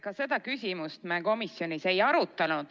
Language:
Estonian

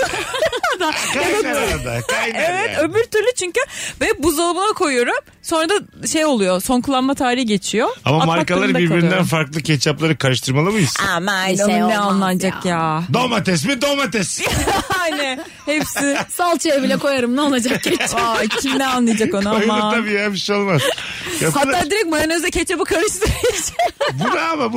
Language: Turkish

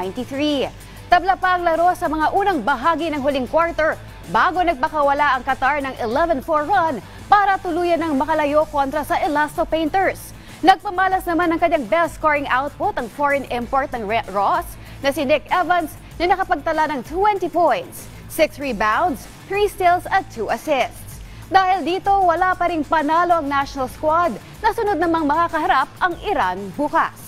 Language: Filipino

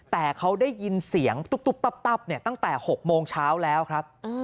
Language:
Thai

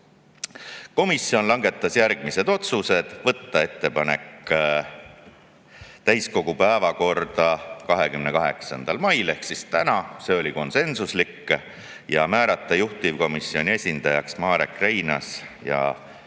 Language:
Estonian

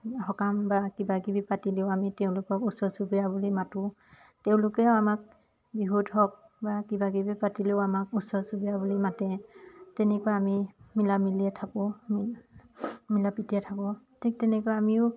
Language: Assamese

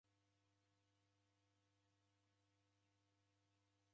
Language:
Taita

